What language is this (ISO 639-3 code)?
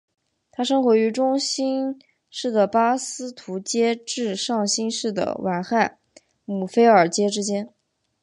zho